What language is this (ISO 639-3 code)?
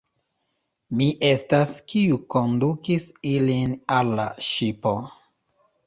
epo